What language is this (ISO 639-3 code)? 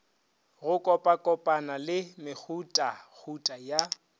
nso